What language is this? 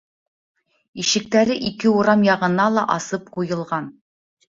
Bashkir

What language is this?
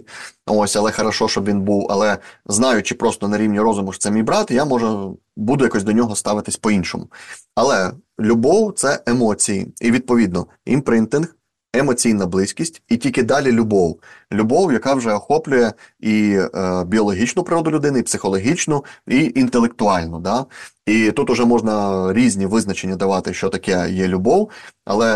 Ukrainian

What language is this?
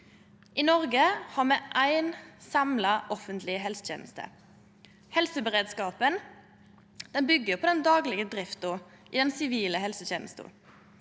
Norwegian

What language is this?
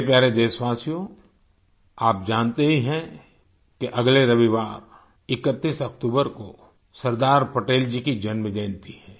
Hindi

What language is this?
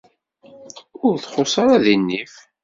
Kabyle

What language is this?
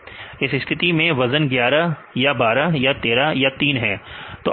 Hindi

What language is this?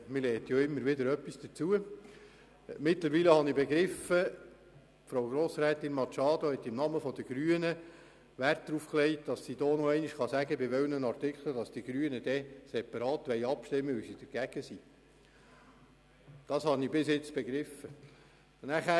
Swiss German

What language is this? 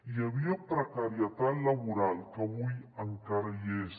Catalan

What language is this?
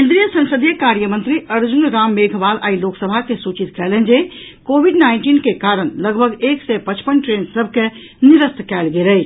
Maithili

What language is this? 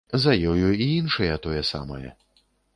Belarusian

